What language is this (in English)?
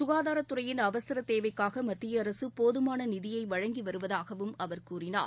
Tamil